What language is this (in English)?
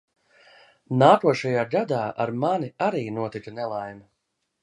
Latvian